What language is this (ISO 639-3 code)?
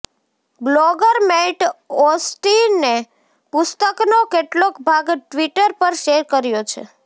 guj